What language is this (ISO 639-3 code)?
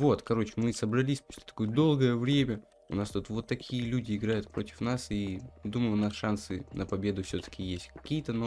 rus